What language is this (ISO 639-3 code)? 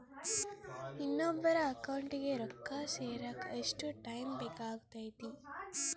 kan